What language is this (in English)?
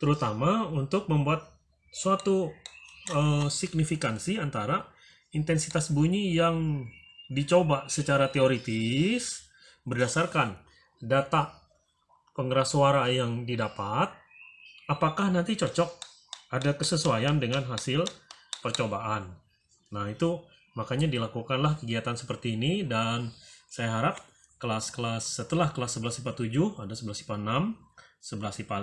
Indonesian